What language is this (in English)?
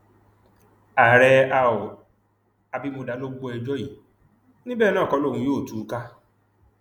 Yoruba